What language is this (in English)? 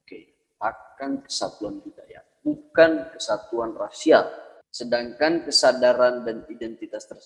Indonesian